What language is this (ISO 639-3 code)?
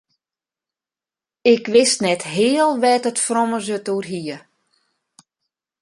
fry